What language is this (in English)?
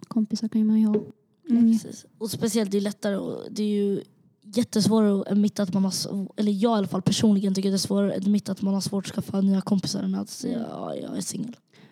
Swedish